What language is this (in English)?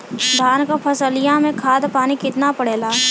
Bhojpuri